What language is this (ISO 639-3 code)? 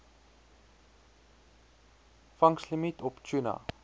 afr